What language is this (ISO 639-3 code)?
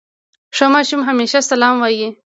pus